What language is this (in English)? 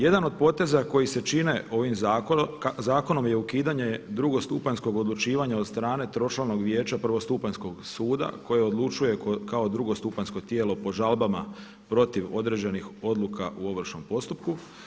Croatian